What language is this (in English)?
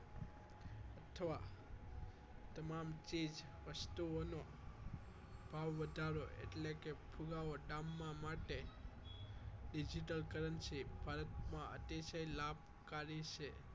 Gujarati